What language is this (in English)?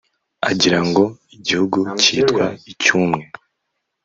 Kinyarwanda